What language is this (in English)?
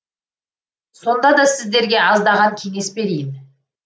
Kazakh